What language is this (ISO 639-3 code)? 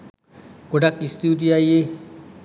sin